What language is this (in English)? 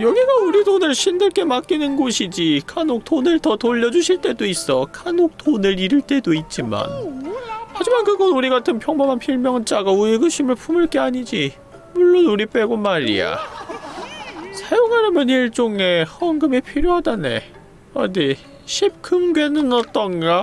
Korean